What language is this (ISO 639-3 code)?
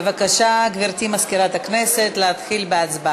heb